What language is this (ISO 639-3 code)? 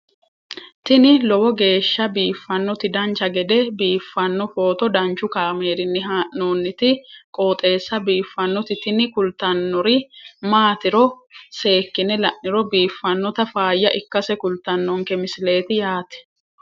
sid